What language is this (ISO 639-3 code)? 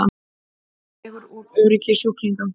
isl